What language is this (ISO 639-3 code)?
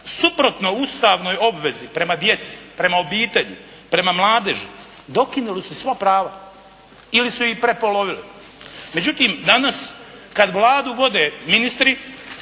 hrv